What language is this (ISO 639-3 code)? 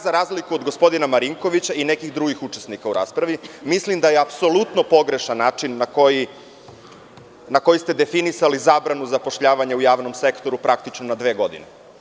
srp